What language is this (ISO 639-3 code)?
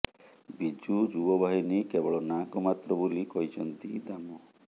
ori